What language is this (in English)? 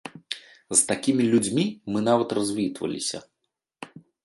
Belarusian